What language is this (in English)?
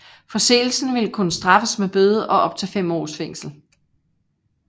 Danish